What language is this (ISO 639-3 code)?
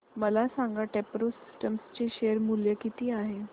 mar